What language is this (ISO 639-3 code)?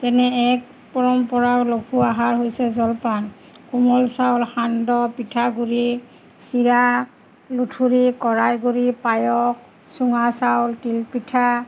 asm